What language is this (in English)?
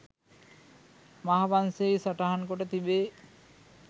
Sinhala